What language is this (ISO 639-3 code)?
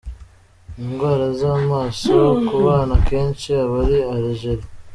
kin